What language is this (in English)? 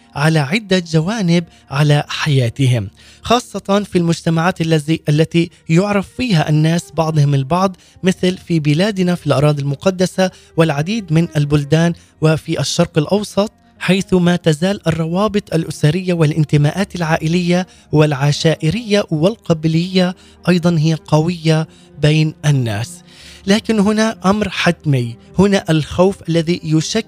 Arabic